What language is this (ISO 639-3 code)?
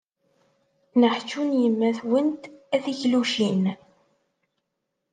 kab